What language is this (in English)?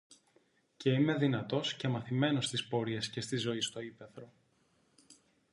Greek